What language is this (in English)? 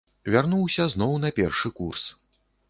Belarusian